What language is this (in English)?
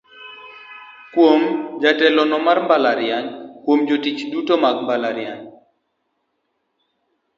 Luo (Kenya and Tanzania)